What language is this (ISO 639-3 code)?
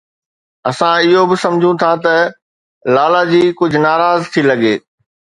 snd